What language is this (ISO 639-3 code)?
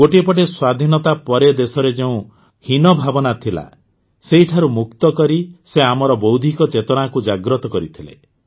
ori